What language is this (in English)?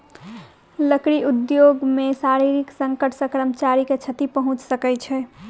Maithili